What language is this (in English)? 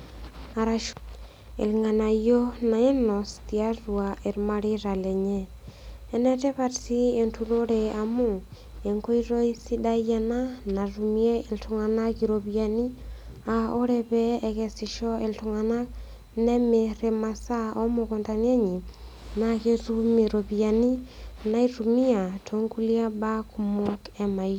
Masai